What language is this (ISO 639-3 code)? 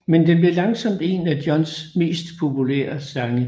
dan